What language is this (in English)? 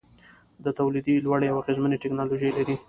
Pashto